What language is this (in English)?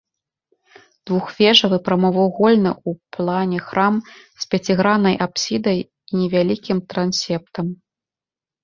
Belarusian